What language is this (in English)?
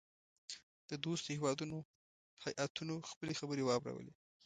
Pashto